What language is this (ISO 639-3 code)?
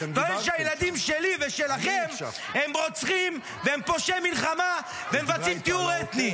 heb